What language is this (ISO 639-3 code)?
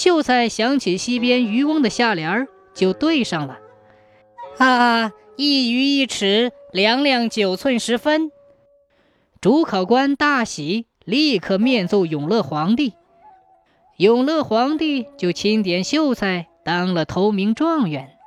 zho